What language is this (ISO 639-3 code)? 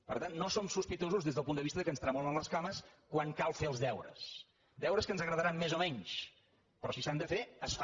cat